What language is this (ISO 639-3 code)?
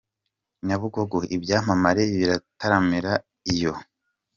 kin